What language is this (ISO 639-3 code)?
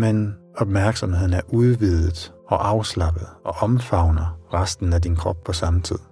dan